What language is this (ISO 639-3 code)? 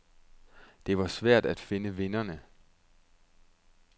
dan